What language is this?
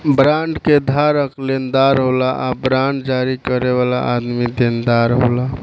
Bhojpuri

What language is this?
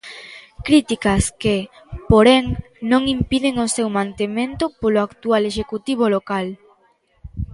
Galician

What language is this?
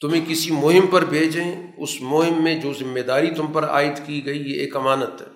Urdu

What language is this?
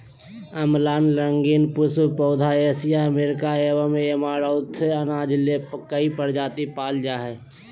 Magahi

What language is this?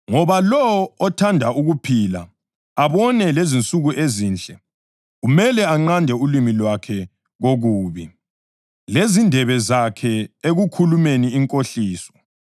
North Ndebele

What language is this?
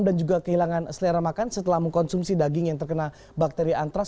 Indonesian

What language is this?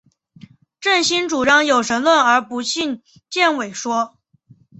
Chinese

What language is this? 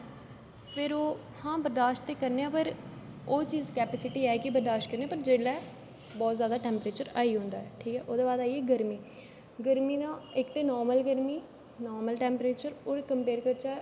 Dogri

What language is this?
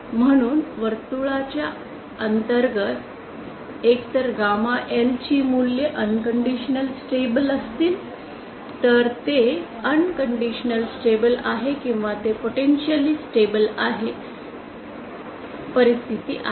Marathi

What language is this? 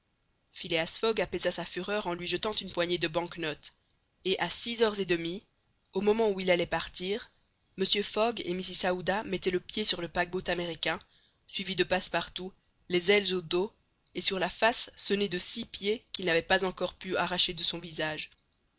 French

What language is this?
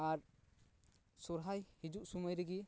Santali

